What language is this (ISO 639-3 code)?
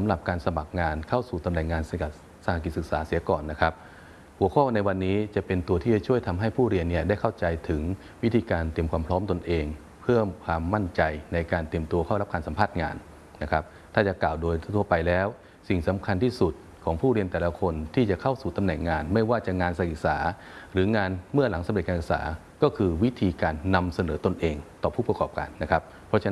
tha